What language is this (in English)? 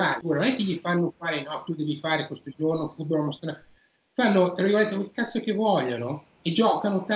Italian